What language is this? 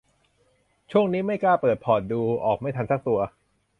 Thai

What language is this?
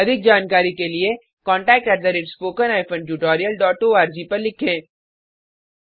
Hindi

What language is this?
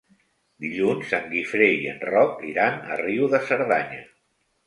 Catalan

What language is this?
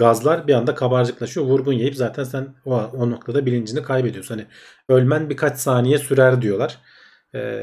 Turkish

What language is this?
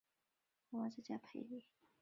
Chinese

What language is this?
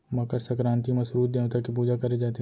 Chhattisgarhi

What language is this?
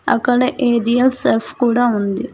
Telugu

